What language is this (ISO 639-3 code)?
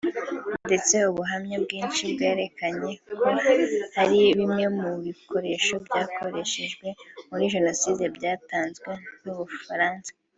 kin